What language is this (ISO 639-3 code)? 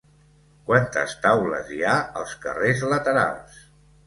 cat